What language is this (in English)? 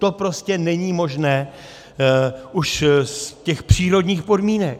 Czech